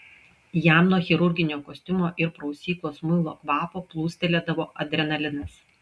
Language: Lithuanian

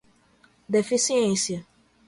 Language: Portuguese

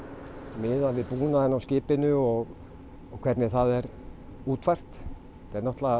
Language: Icelandic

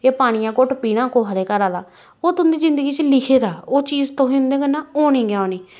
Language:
Dogri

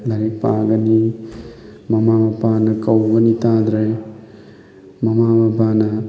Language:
Manipuri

